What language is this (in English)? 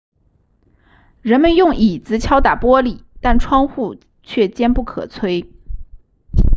Chinese